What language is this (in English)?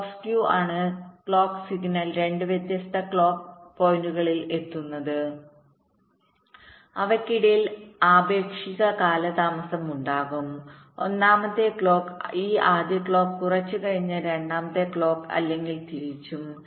Malayalam